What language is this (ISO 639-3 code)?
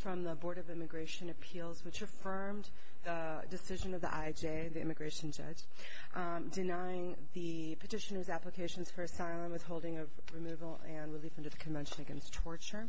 eng